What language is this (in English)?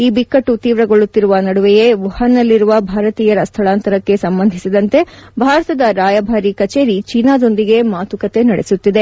Kannada